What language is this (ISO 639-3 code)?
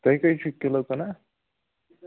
kas